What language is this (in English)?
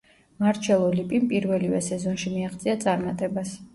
Georgian